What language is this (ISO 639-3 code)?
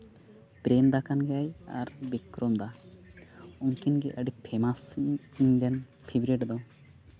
sat